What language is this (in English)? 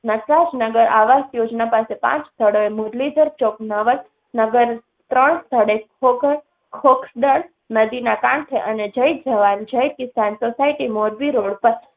Gujarati